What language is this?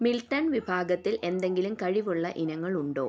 Malayalam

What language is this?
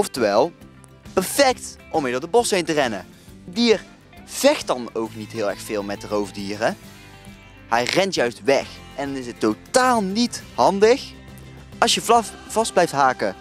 Dutch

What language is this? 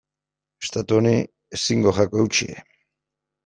Basque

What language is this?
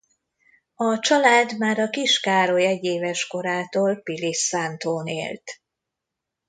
Hungarian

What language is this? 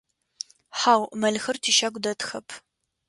Adyghe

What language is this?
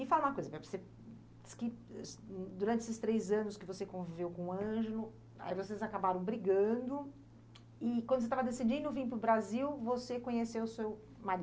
Portuguese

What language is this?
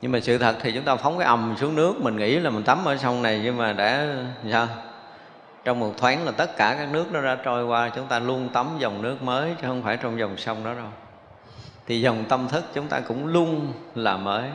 Vietnamese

